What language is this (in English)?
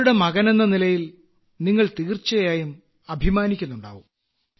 Malayalam